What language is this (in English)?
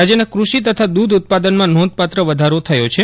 Gujarati